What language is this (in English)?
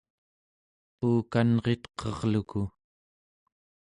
Central Yupik